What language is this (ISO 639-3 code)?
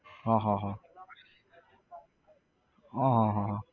guj